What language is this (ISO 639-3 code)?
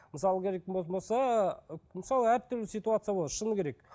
kaz